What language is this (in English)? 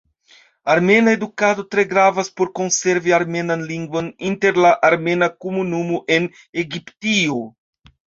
Esperanto